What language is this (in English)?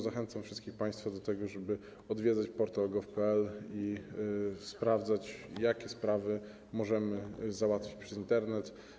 Polish